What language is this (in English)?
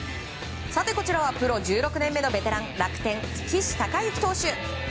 Japanese